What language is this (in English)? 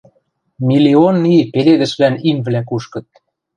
Western Mari